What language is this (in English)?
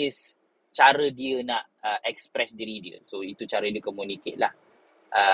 Malay